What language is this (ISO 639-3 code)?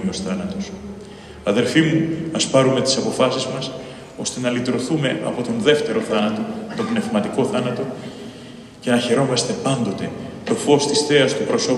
ell